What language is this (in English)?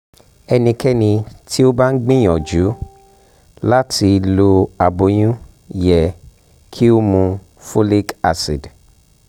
Yoruba